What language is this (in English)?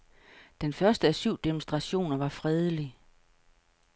Danish